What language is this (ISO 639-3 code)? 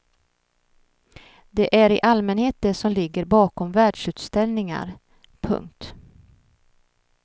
swe